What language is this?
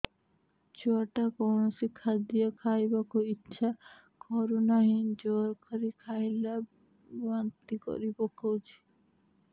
Odia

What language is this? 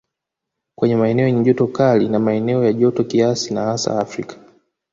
Swahili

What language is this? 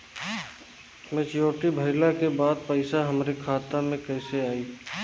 Bhojpuri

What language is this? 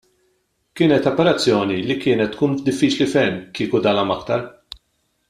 Maltese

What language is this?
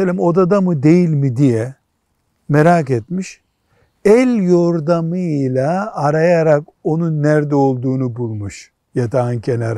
Turkish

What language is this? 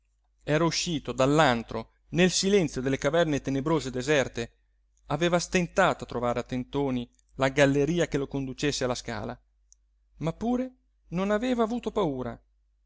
Italian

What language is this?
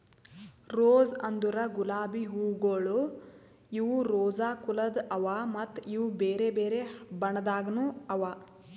Kannada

